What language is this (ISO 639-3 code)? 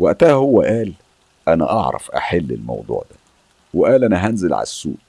ara